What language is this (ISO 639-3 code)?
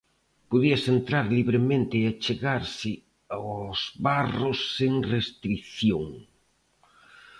glg